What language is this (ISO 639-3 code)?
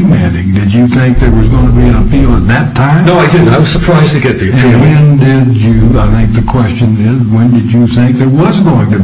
eng